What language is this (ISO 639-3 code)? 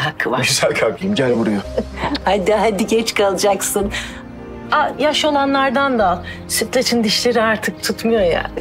tur